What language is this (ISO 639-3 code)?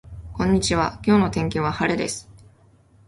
jpn